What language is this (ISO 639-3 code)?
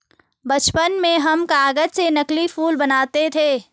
hin